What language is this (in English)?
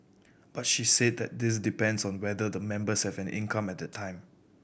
English